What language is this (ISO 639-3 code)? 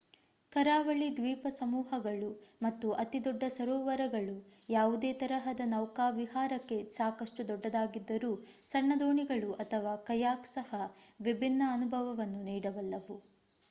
kan